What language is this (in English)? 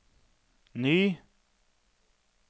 Norwegian